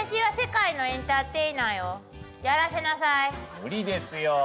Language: Japanese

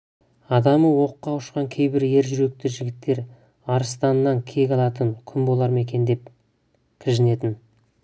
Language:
Kazakh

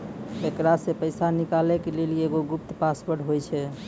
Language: Maithili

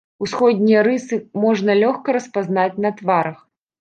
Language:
Belarusian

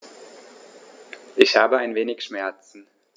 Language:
German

